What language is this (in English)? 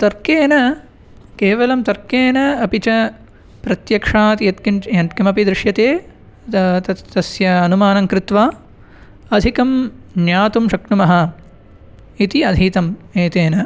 Sanskrit